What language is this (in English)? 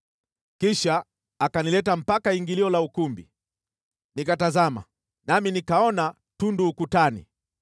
Swahili